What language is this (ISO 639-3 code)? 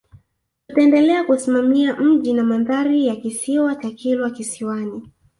swa